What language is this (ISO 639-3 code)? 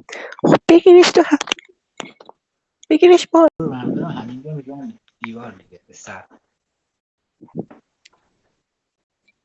fas